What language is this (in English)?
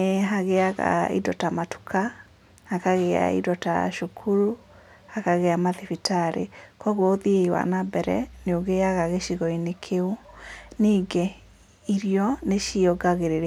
Kikuyu